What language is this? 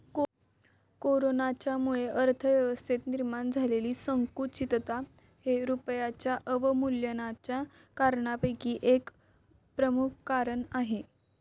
Marathi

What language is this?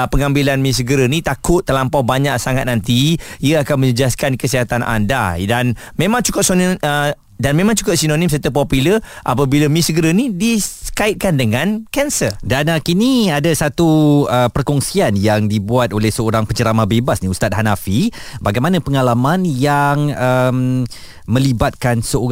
Malay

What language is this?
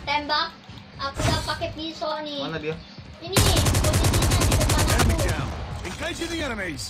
Indonesian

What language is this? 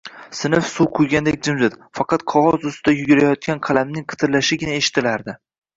Uzbek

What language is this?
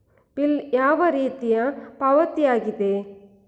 Kannada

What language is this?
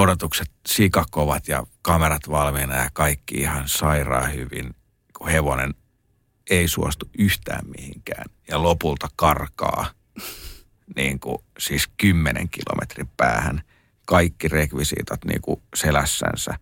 Finnish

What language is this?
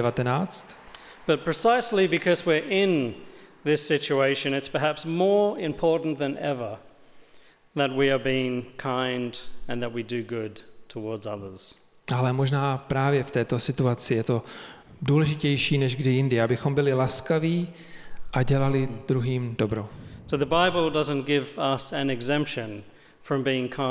Czech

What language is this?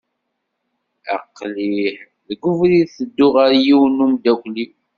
Kabyle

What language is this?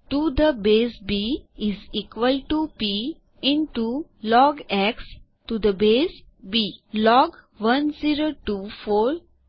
Gujarati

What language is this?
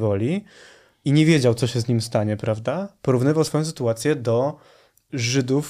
Polish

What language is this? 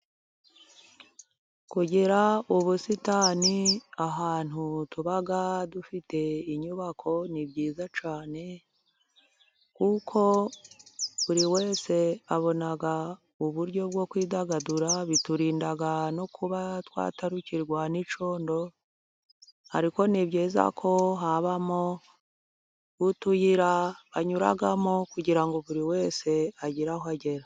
Kinyarwanda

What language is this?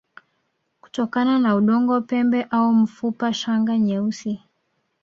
Swahili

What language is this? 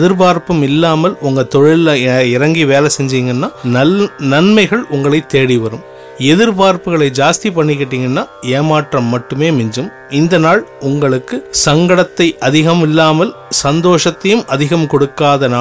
Tamil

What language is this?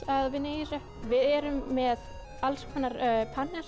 Icelandic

